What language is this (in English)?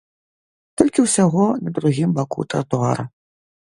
Belarusian